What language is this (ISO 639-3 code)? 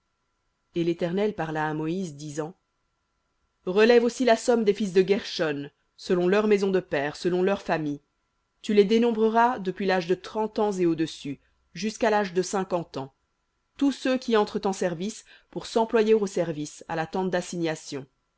fra